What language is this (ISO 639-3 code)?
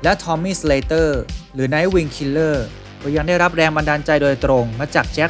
tha